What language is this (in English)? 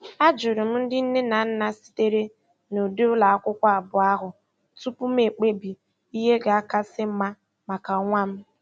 Igbo